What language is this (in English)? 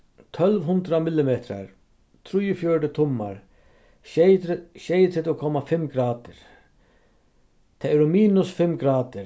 Faroese